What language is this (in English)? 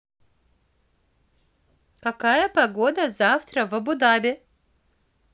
Russian